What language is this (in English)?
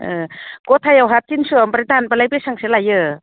Bodo